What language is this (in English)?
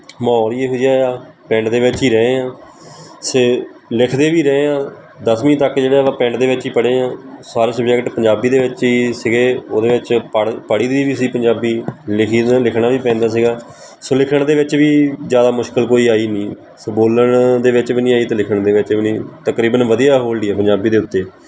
Punjabi